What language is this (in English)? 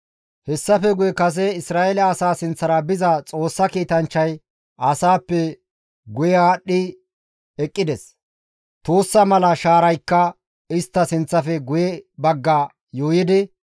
Gamo